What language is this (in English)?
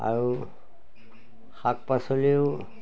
Assamese